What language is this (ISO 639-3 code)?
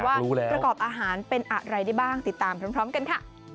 tha